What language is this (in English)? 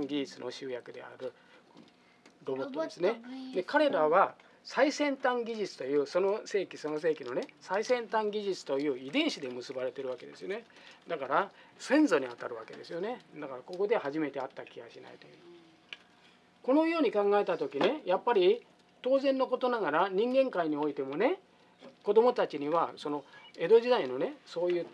Japanese